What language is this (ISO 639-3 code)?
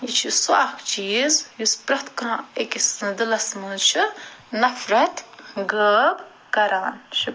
kas